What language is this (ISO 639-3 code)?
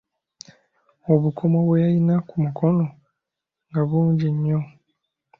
lug